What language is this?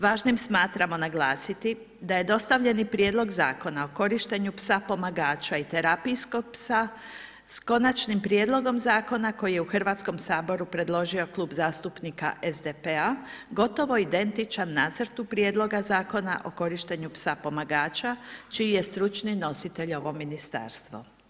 Croatian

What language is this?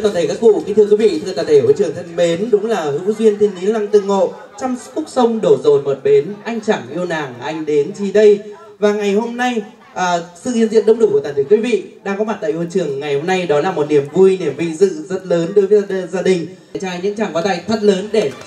Vietnamese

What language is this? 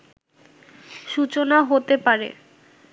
Bangla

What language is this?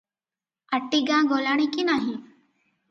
Odia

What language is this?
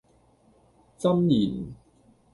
Cantonese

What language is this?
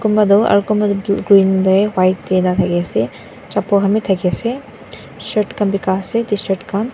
Naga Pidgin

